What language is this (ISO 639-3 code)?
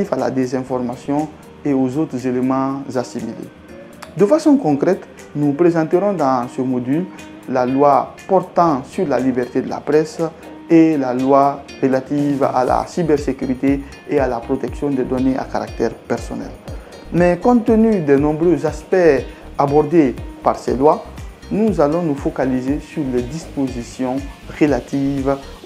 fra